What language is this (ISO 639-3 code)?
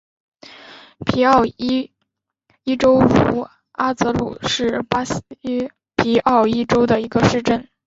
zho